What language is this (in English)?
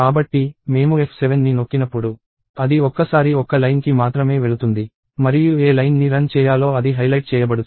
Telugu